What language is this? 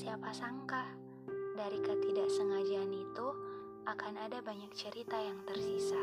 Indonesian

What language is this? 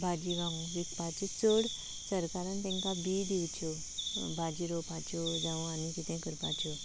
Konkani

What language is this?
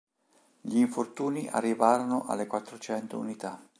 Italian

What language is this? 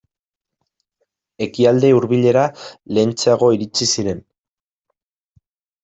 Basque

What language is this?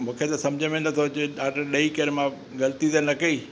Sindhi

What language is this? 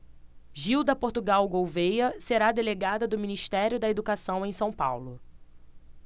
Portuguese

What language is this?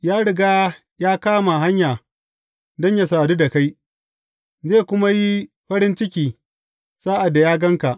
Hausa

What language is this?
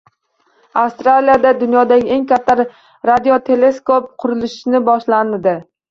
Uzbek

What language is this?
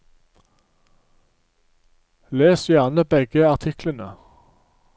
Norwegian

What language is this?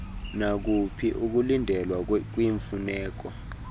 Xhosa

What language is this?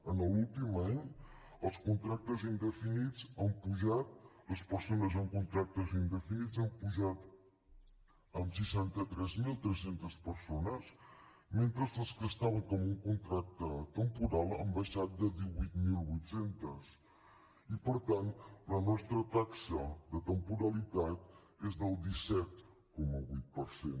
Catalan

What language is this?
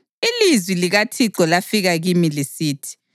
North Ndebele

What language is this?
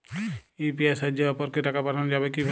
Bangla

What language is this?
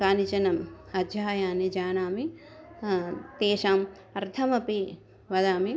Sanskrit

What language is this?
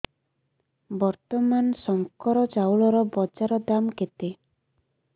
Odia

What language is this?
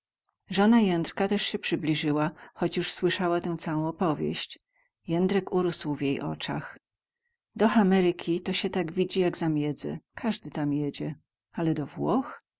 Polish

